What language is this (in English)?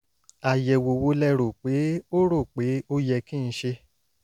Yoruba